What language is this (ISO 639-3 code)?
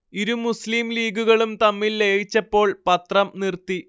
mal